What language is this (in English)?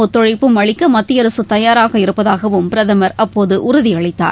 Tamil